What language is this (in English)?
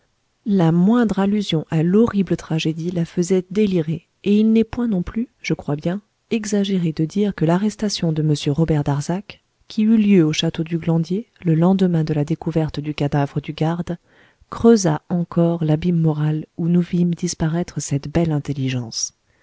French